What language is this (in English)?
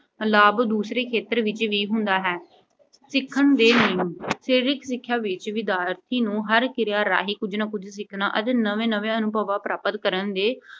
Punjabi